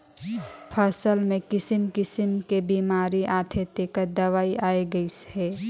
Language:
Chhattisgarhi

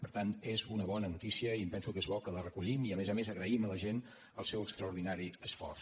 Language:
Catalan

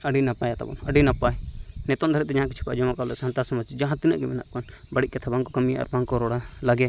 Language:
Santali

